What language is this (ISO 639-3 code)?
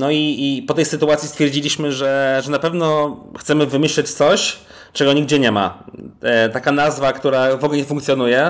pol